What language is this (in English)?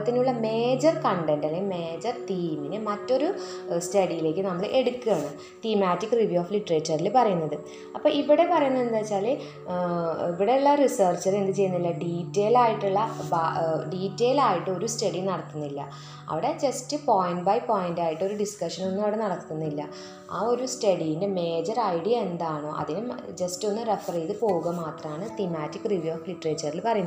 Malayalam